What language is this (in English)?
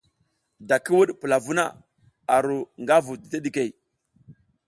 South Giziga